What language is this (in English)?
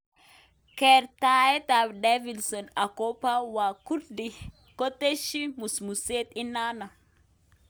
Kalenjin